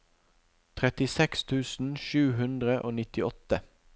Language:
Norwegian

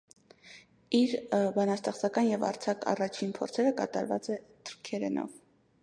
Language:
Armenian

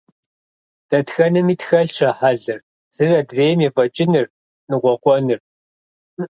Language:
Kabardian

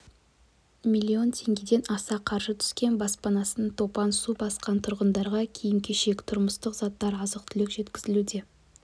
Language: Kazakh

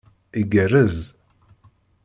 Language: Kabyle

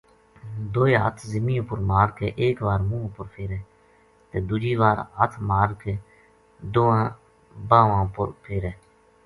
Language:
Gujari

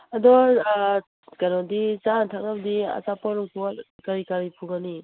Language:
Manipuri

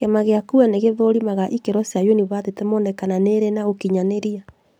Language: Kikuyu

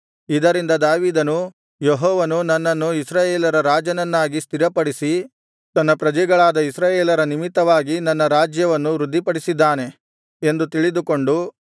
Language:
Kannada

